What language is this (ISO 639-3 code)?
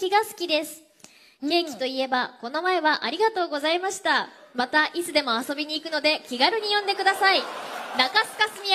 jpn